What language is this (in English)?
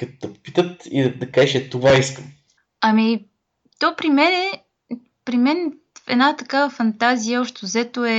Bulgarian